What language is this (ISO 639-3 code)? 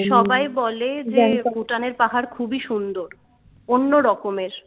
ben